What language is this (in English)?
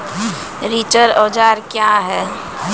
Maithili